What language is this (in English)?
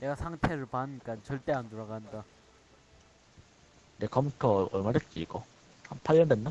Korean